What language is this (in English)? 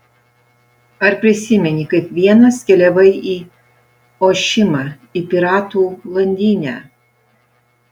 Lithuanian